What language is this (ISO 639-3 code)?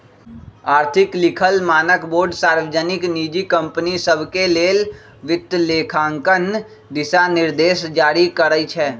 mag